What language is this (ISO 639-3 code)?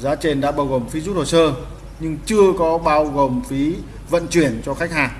vie